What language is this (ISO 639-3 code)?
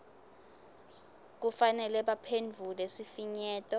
ssw